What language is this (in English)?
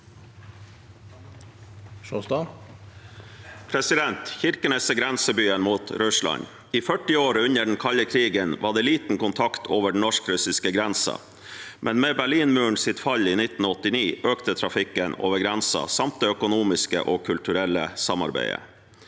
Norwegian